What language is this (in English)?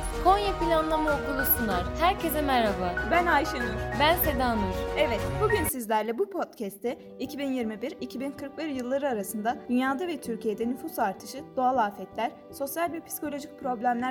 Turkish